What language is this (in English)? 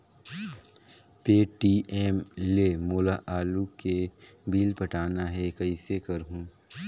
Chhattisgarhi